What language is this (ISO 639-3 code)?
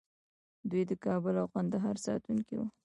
pus